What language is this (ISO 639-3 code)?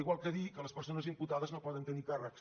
cat